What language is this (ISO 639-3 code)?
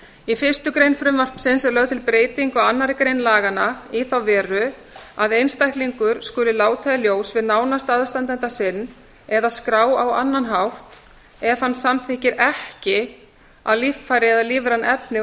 isl